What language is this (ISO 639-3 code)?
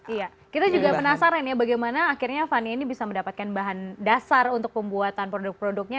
ind